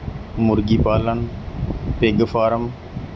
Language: Punjabi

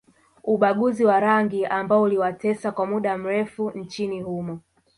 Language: Swahili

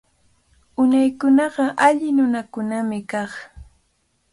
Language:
Cajatambo North Lima Quechua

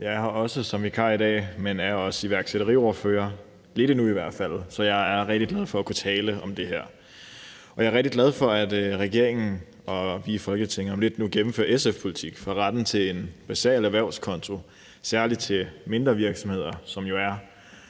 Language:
Danish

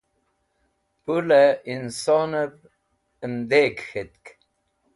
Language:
Wakhi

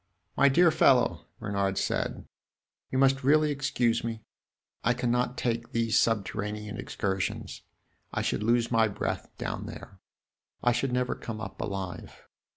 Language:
English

